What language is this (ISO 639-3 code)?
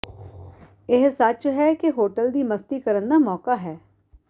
pan